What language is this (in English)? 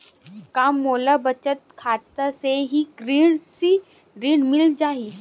Chhattisgarhi